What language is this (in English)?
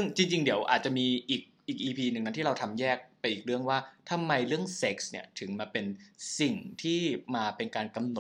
Thai